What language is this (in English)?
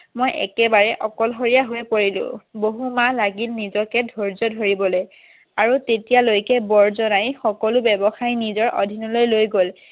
Assamese